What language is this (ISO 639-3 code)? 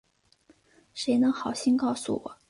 zho